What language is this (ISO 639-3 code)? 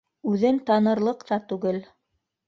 bak